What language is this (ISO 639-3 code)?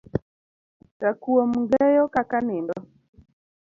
luo